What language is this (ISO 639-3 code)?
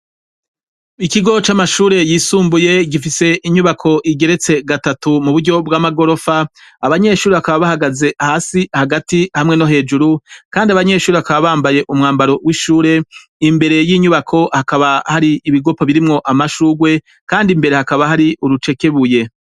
run